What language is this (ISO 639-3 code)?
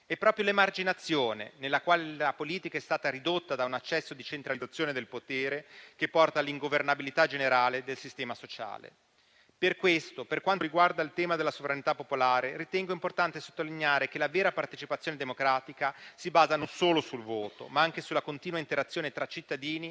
ita